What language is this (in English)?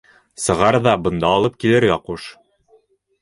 Bashkir